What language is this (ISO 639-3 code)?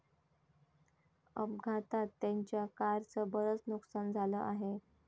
mar